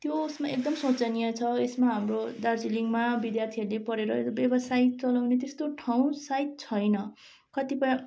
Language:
Nepali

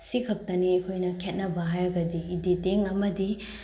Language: Manipuri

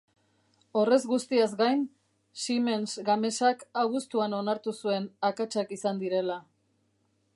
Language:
Basque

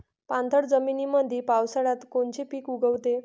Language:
Marathi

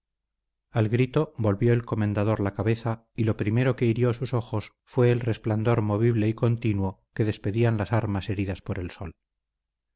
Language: Spanish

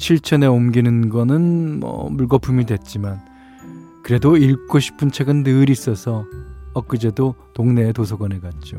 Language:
Korean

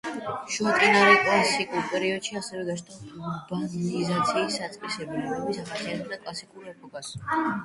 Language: Georgian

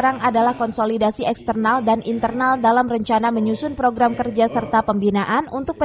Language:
Indonesian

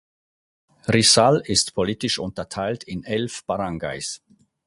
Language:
German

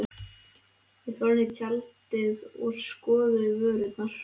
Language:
Icelandic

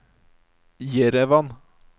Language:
Norwegian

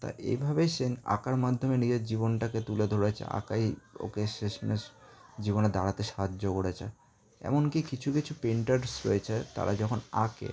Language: Bangla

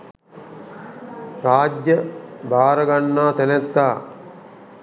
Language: Sinhala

